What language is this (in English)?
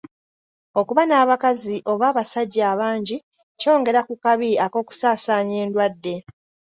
Ganda